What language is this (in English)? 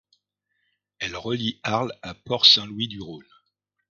French